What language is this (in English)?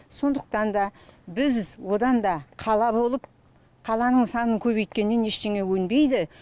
Kazakh